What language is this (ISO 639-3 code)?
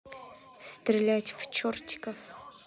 rus